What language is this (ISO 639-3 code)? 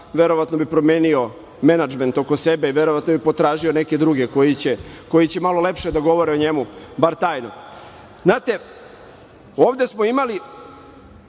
srp